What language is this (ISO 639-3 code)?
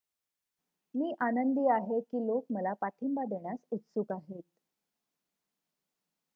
mar